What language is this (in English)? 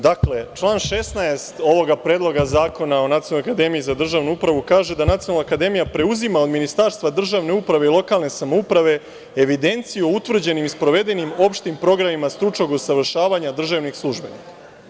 Serbian